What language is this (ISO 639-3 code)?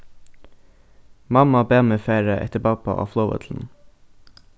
fao